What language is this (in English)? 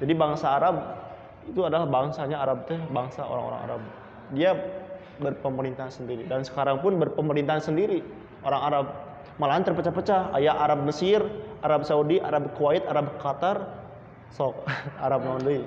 Indonesian